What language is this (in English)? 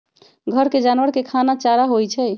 Magahi